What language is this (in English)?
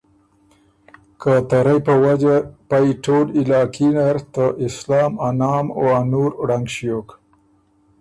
Ormuri